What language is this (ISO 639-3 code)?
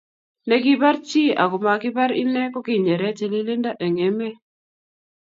kln